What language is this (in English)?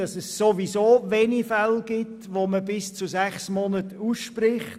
Swiss German